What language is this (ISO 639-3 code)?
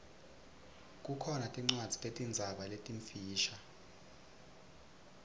ssw